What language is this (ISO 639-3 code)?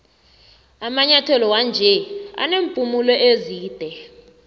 nbl